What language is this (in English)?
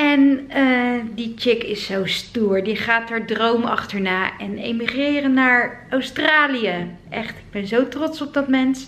Dutch